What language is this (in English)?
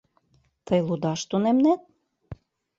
Mari